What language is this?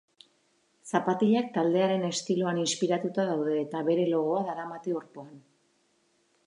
Basque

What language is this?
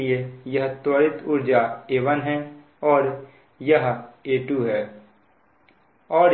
Hindi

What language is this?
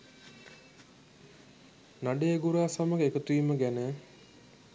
Sinhala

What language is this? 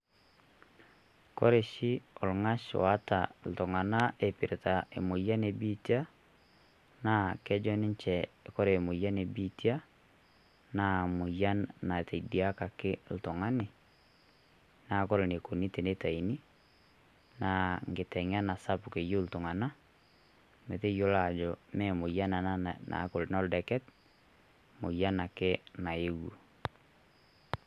Masai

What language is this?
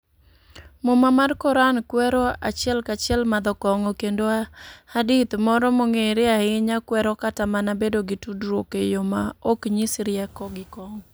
Luo (Kenya and Tanzania)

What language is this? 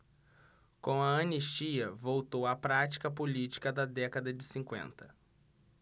Portuguese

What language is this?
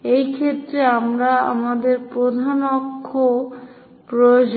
Bangla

